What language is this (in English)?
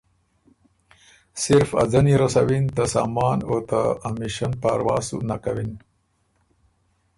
Ormuri